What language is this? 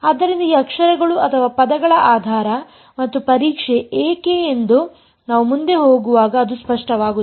Kannada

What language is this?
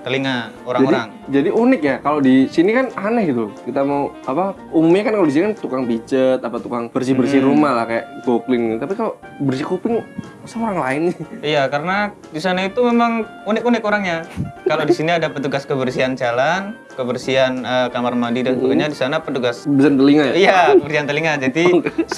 Indonesian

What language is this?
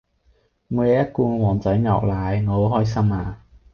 Cantonese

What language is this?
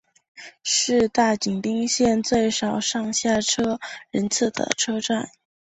Chinese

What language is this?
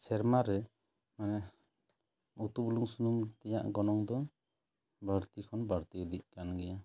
Santali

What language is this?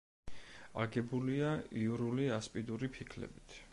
Georgian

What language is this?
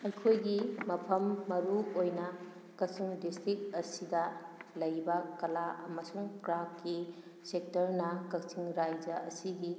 Manipuri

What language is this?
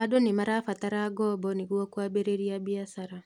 Kikuyu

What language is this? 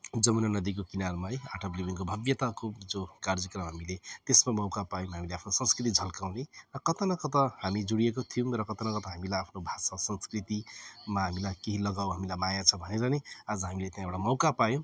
Nepali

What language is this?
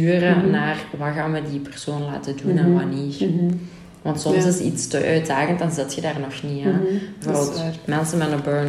Dutch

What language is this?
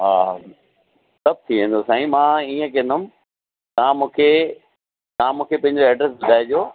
Sindhi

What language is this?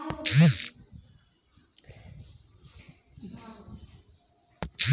Bhojpuri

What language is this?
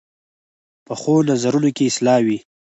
Pashto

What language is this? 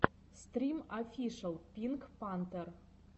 Russian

